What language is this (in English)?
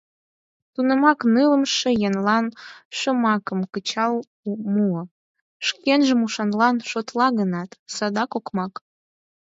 Mari